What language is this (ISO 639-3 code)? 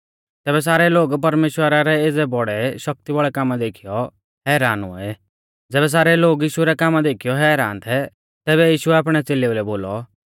bfz